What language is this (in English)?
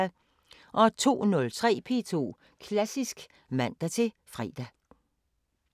Danish